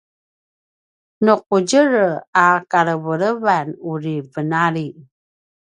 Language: Paiwan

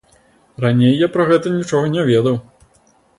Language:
Belarusian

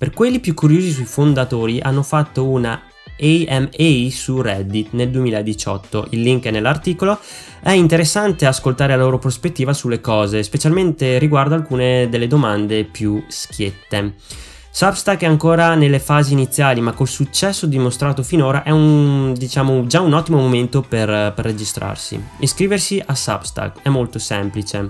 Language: Italian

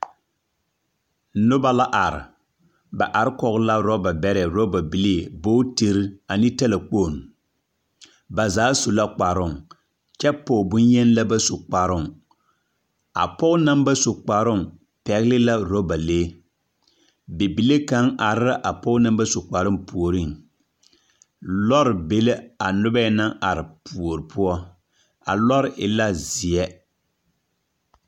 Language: Southern Dagaare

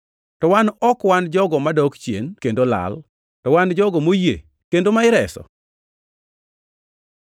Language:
Luo (Kenya and Tanzania)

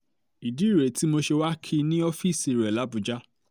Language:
Yoruba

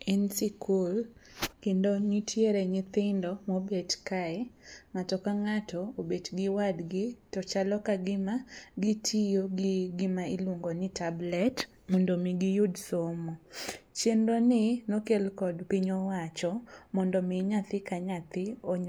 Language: Luo (Kenya and Tanzania)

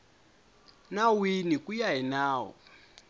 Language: Tsonga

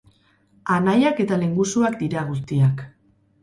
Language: Basque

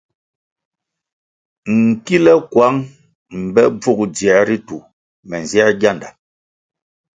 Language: Kwasio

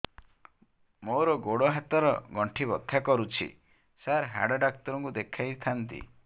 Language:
Odia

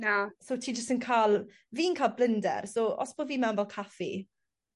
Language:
Welsh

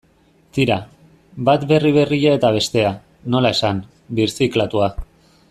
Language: Basque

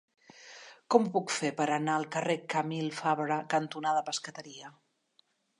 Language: Catalan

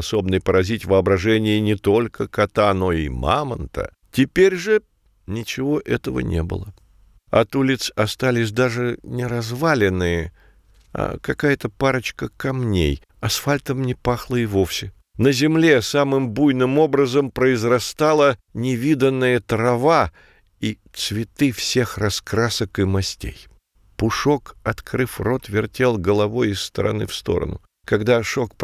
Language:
Russian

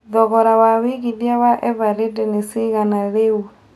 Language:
Kikuyu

